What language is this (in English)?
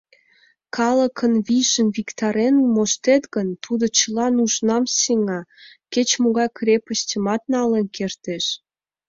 Mari